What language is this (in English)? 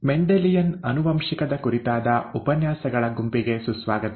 Kannada